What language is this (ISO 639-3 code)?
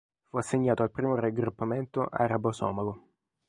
ita